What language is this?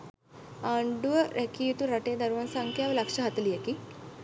Sinhala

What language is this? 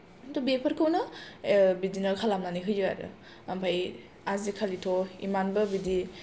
Bodo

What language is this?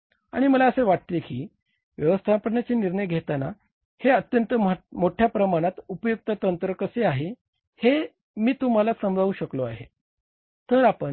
Marathi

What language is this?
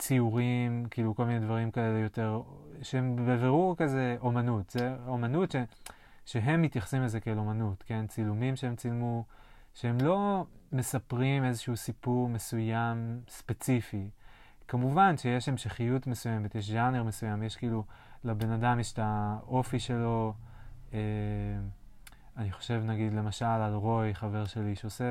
Hebrew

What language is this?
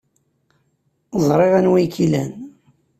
Kabyle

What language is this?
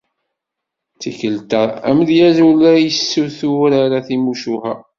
Kabyle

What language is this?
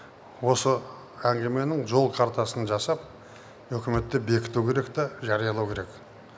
Kazakh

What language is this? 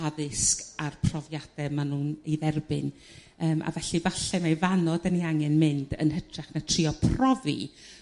Welsh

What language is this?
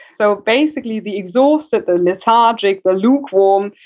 English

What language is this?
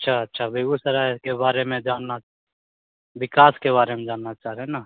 Hindi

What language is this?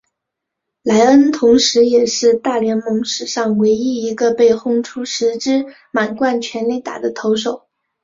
Chinese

